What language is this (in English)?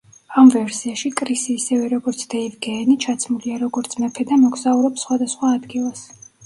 Georgian